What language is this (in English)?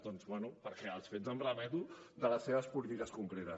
Catalan